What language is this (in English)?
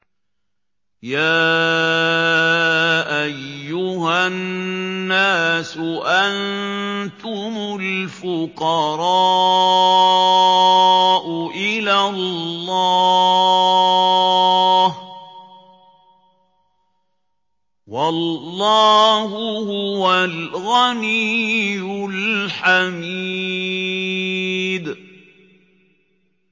Arabic